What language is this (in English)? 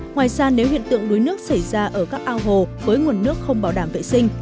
Vietnamese